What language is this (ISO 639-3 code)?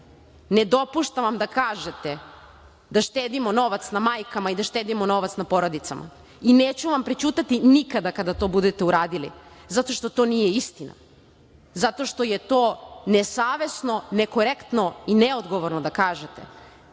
srp